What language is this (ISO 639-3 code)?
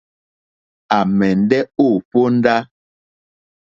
bri